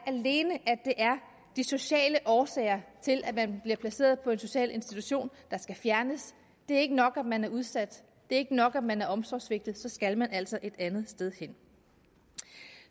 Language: Danish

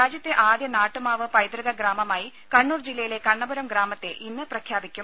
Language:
Malayalam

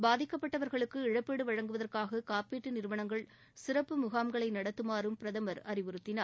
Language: Tamil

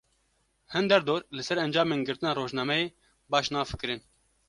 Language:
Kurdish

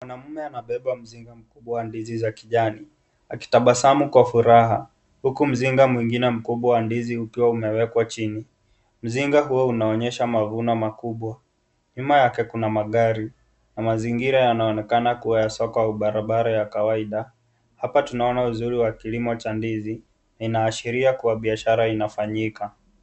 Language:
Swahili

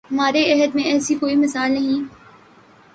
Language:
Urdu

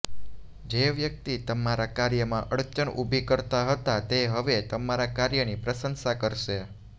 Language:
Gujarati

